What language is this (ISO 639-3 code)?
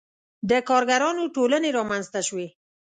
pus